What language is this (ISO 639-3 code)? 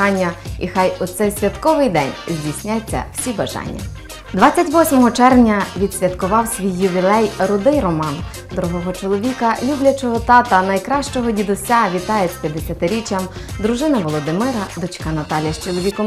ukr